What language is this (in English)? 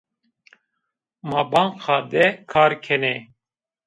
Zaza